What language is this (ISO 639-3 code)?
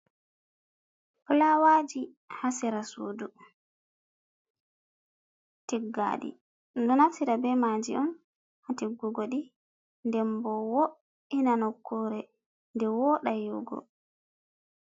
ful